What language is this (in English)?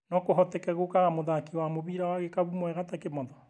Kikuyu